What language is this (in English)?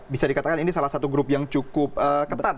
Indonesian